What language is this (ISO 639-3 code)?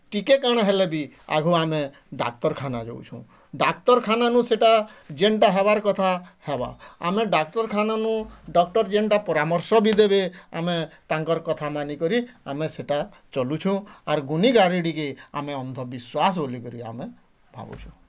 ori